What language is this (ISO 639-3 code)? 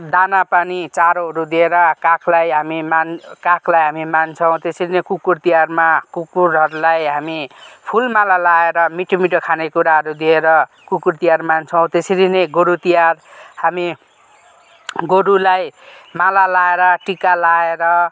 nep